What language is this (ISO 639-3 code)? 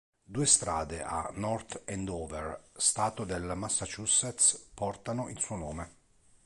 ita